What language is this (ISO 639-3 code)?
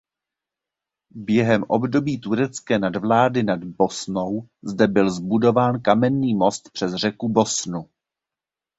ces